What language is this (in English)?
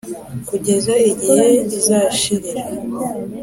Kinyarwanda